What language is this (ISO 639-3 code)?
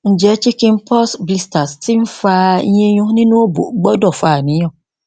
yor